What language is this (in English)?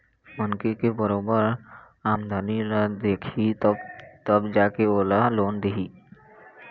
Chhattisgarhi